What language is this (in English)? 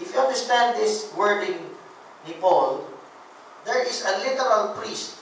Filipino